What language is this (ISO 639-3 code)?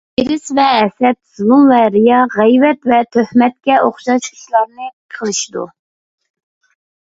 uig